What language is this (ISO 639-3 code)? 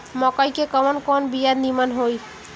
bho